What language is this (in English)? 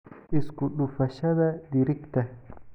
Somali